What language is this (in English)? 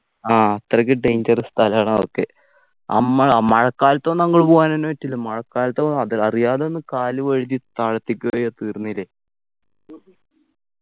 Malayalam